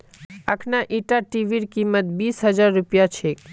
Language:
Magahi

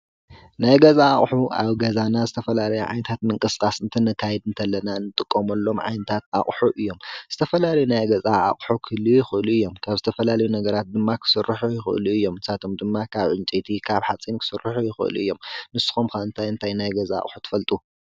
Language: Tigrinya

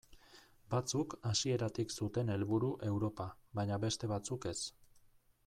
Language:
Basque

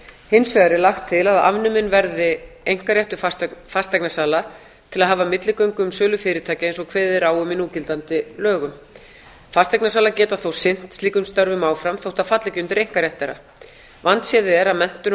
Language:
Icelandic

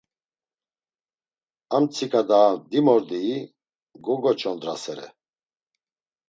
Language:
Laz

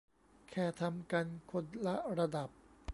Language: Thai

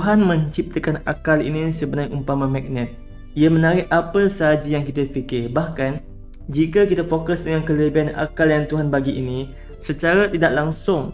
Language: Malay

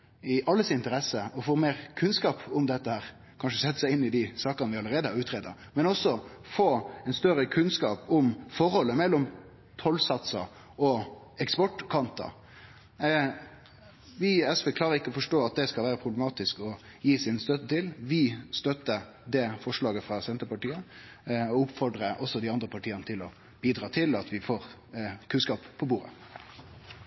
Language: Norwegian Nynorsk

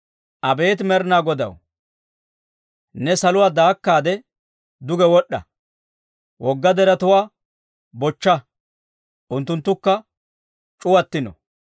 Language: Dawro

